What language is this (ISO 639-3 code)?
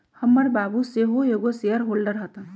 mag